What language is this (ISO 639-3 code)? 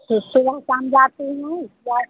hin